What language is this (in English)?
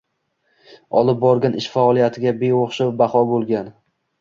Uzbek